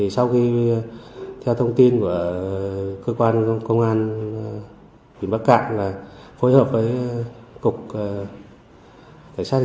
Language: Vietnamese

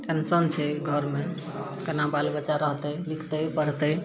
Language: Maithili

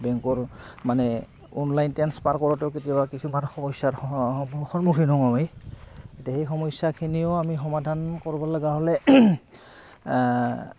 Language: Assamese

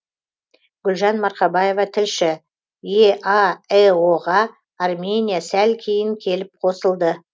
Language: Kazakh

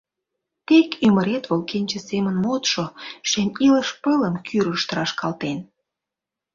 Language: Mari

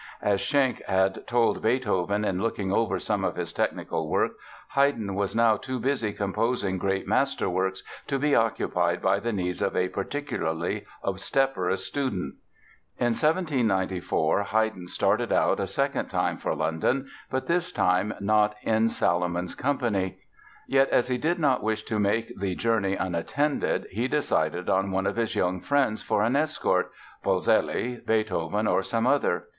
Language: English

